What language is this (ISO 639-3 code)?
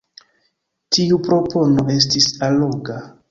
epo